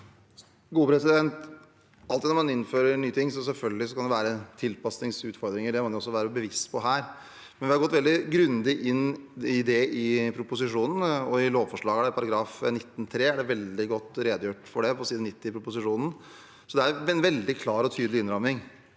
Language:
Norwegian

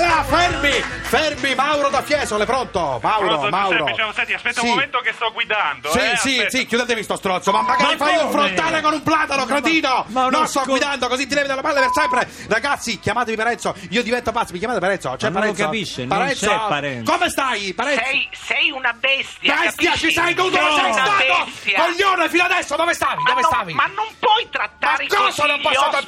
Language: Italian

